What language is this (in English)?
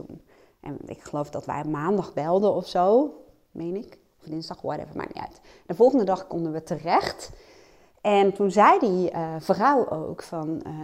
Dutch